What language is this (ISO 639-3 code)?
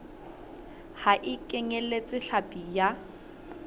sot